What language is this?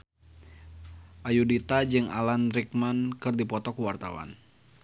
Sundanese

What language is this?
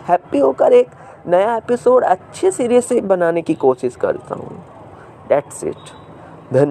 Hindi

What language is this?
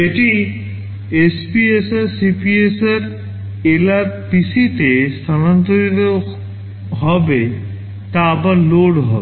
Bangla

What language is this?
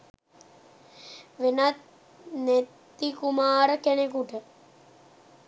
Sinhala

